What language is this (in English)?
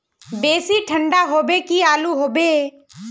Magahi